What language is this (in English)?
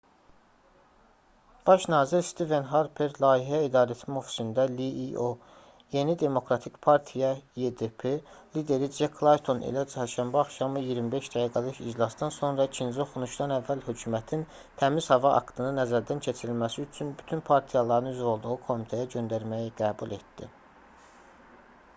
Azerbaijani